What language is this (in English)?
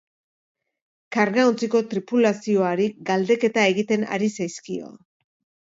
Basque